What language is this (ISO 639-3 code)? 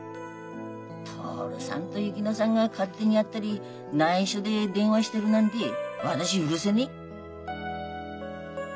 jpn